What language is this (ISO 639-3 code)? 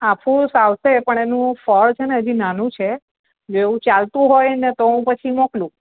guj